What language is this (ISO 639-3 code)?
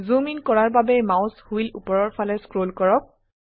asm